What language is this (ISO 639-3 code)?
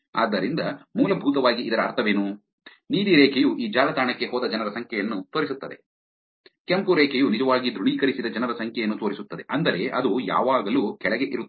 kan